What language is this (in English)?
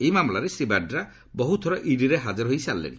Odia